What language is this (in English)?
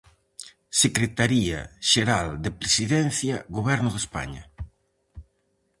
Galician